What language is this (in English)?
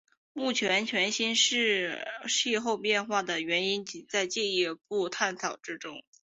Chinese